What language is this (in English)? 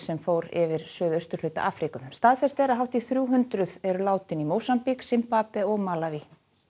Icelandic